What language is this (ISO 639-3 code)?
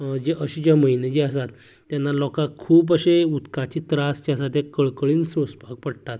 kok